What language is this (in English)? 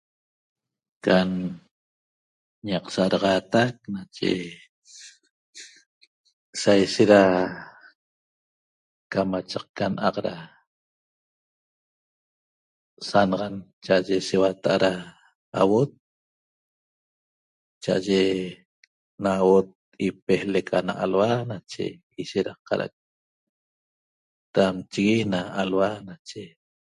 Toba